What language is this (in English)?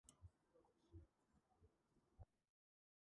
Georgian